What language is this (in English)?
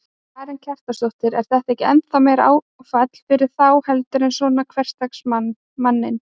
Icelandic